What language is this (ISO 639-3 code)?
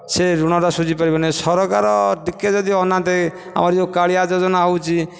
ori